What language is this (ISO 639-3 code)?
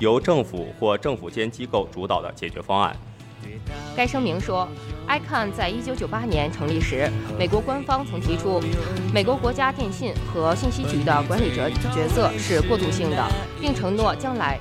zho